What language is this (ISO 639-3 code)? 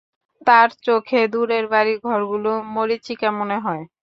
ben